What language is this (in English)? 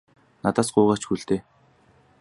Mongolian